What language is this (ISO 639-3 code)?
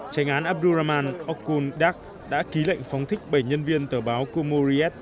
vie